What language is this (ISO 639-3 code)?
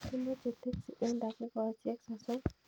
kln